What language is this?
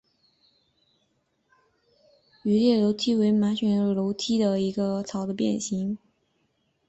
Chinese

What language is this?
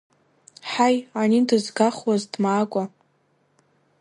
Abkhazian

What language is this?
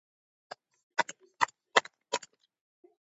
Georgian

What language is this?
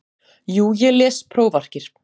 Icelandic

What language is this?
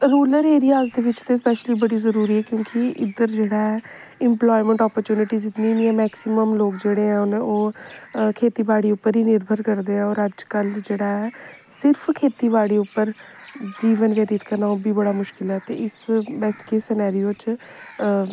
Dogri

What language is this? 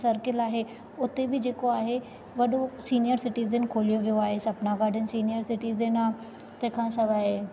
Sindhi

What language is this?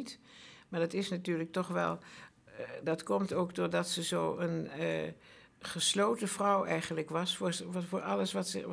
Dutch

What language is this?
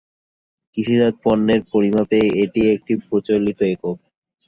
Bangla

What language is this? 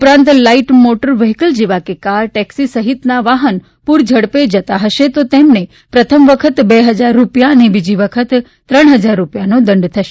Gujarati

